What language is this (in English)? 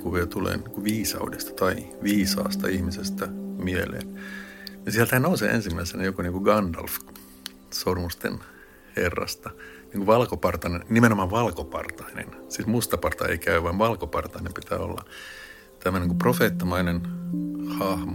Finnish